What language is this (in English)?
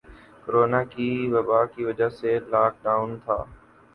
Urdu